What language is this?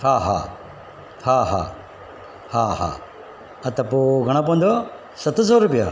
Sindhi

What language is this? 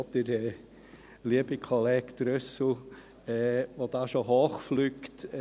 Swiss German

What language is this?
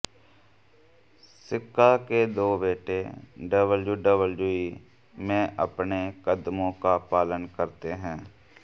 Hindi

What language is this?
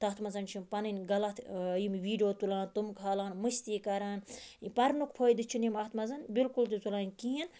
Kashmiri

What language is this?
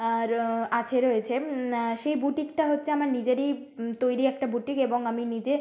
Bangla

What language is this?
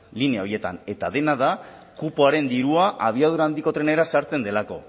Basque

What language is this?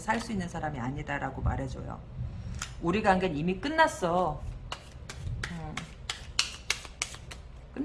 Korean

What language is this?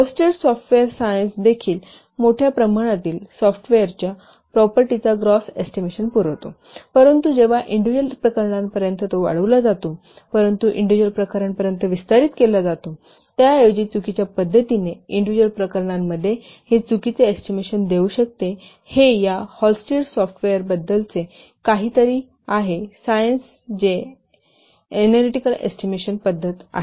Marathi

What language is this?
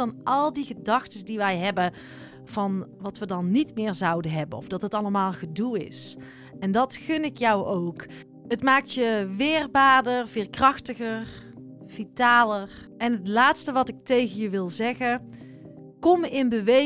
Dutch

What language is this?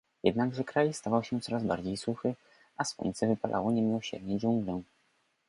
Polish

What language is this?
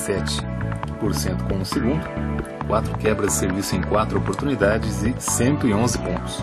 Portuguese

